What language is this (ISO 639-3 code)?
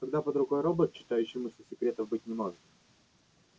rus